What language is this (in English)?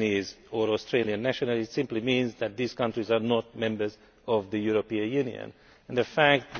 English